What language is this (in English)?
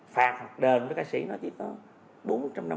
Vietnamese